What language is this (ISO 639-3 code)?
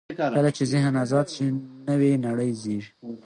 pus